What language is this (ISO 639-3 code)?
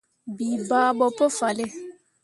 mua